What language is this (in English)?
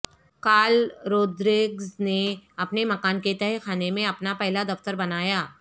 Urdu